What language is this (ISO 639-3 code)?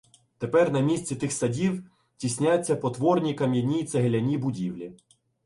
ukr